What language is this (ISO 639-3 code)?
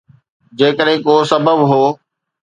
snd